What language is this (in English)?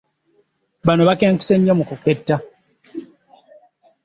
Ganda